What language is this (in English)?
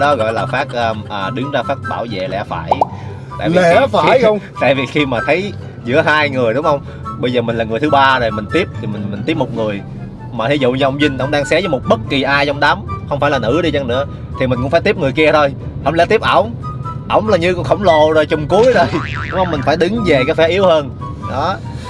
Vietnamese